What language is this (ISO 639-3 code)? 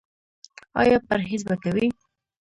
pus